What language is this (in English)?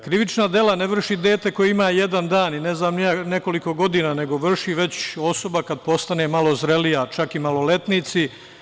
Serbian